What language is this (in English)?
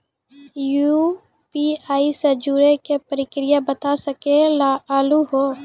Maithili